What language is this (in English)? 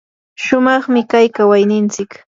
Yanahuanca Pasco Quechua